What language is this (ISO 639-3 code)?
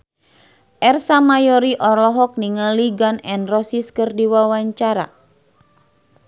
sun